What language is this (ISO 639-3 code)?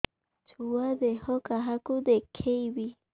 ori